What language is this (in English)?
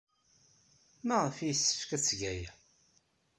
Kabyle